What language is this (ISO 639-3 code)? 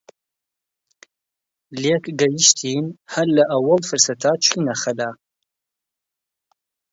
ckb